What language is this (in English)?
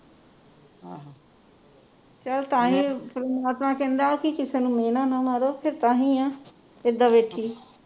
Punjabi